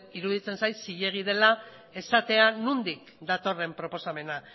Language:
Basque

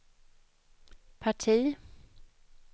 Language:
Swedish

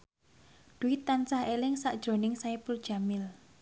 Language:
Javanese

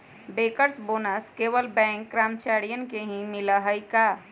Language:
Magahi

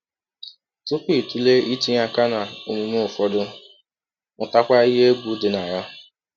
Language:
Igbo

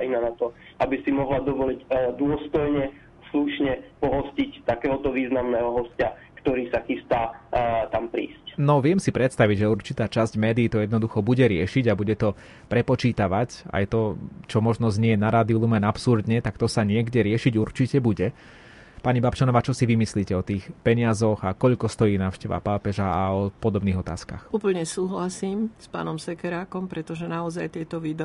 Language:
Slovak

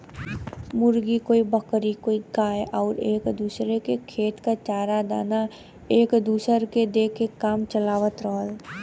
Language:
Bhojpuri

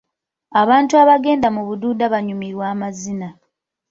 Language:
Ganda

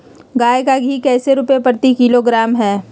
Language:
Magahi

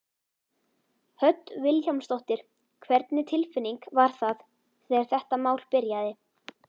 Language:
Icelandic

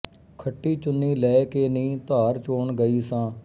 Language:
Punjabi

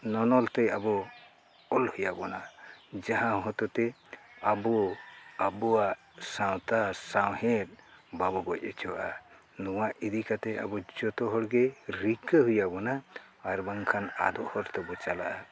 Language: Santali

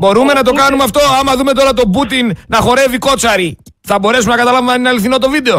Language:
Greek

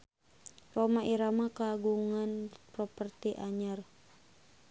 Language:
Sundanese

